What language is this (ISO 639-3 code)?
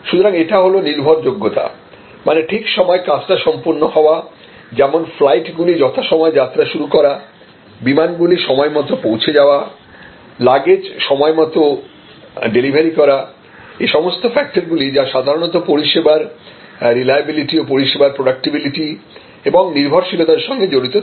ben